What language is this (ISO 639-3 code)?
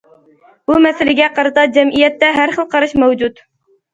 uig